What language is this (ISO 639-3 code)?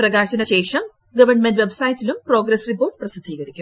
mal